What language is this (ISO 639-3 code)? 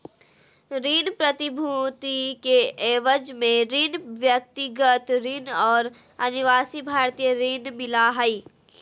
mag